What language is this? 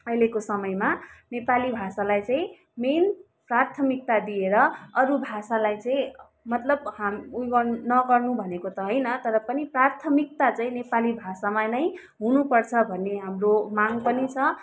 Nepali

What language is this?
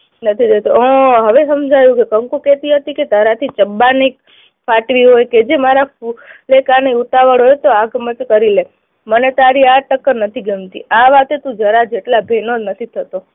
Gujarati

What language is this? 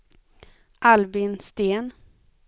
Swedish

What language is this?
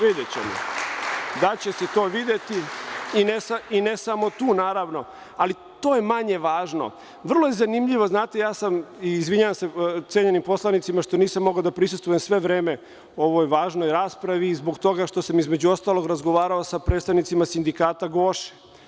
Serbian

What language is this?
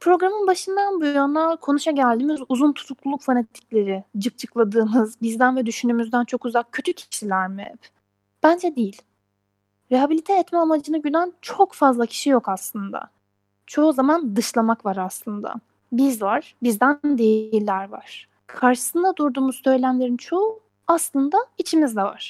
Turkish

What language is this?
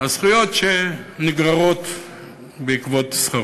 Hebrew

